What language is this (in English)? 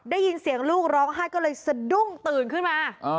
Thai